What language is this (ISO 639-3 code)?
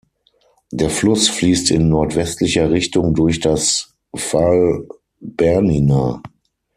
deu